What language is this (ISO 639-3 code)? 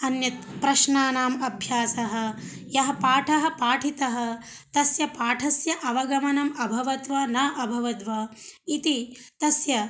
san